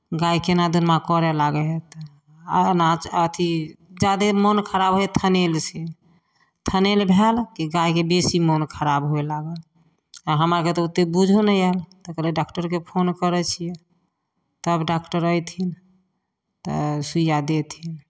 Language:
Maithili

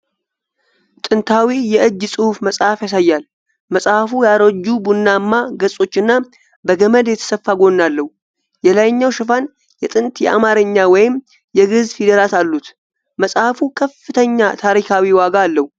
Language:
Amharic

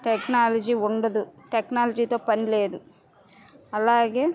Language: Telugu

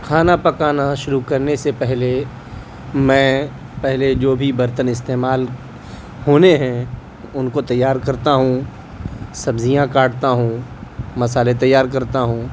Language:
Urdu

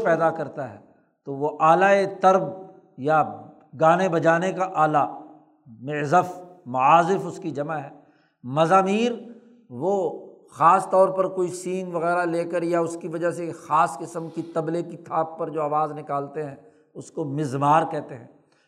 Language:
Urdu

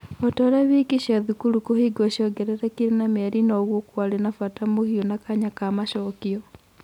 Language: Kikuyu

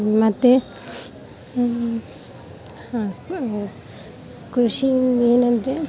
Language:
Kannada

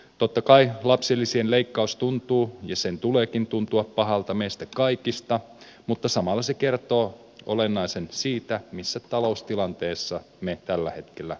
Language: Finnish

